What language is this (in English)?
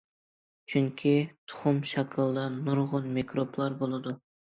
Uyghur